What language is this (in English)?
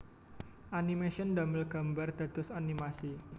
Javanese